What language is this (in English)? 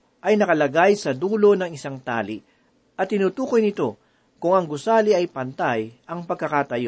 Filipino